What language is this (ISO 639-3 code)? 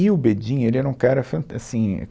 por